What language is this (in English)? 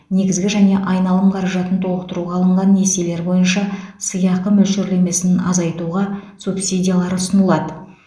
Kazakh